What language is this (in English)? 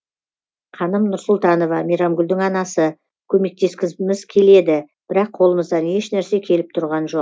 Kazakh